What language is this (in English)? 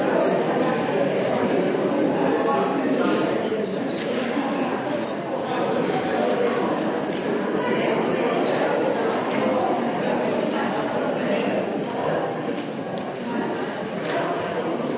Slovenian